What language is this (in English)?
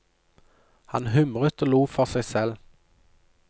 Norwegian